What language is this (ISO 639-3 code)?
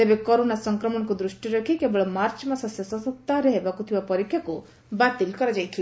ori